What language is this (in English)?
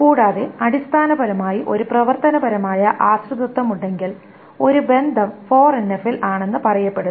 Malayalam